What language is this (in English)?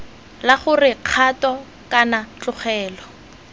Tswana